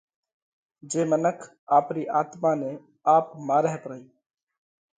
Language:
Parkari Koli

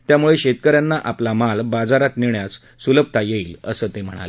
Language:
Marathi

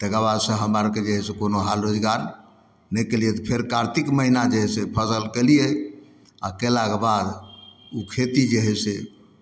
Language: Maithili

